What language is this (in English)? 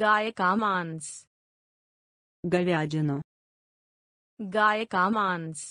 Russian